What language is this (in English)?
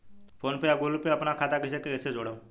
Bhojpuri